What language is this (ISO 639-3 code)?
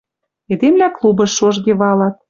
mrj